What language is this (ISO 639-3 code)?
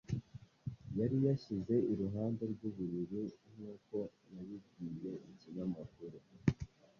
kin